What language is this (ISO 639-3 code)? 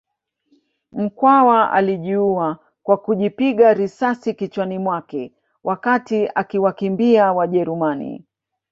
swa